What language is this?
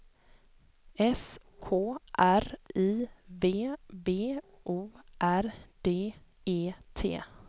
Swedish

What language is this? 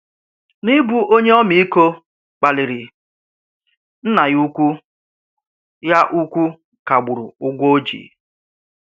Igbo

